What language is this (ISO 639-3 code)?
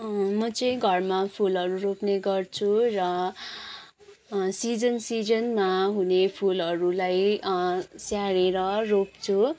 nep